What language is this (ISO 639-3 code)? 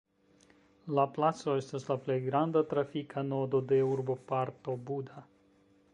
epo